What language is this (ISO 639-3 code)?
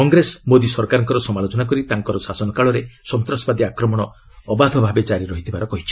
ori